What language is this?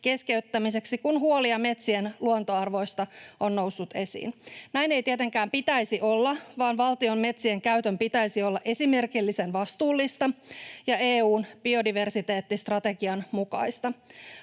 Finnish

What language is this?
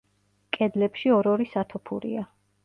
Georgian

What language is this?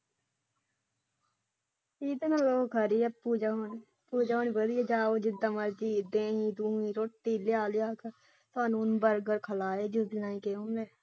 Punjabi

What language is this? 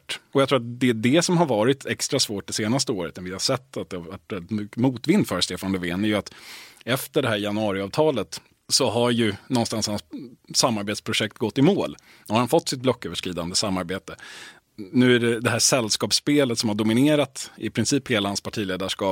Swedish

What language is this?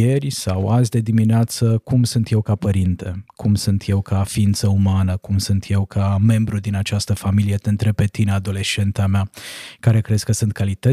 Romanian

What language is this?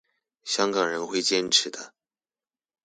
Chinese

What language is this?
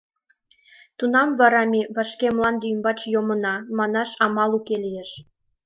Mari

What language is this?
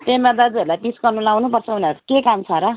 Nepali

